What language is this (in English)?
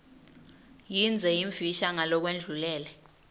Swati